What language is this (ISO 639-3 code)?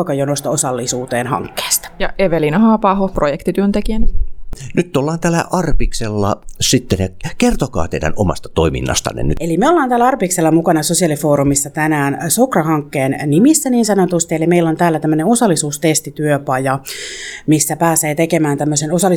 fin